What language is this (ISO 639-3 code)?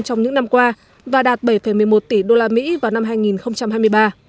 vie